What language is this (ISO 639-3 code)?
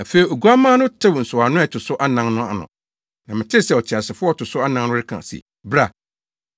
aka